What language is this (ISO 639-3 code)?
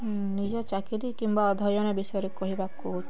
ori